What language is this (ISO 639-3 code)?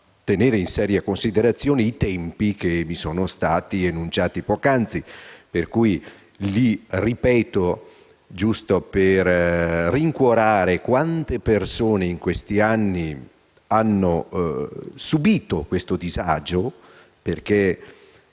ita